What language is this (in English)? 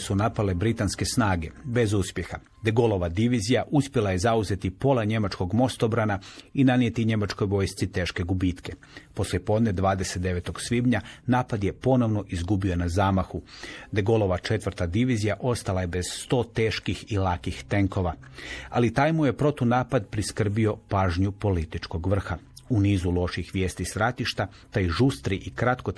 Croatian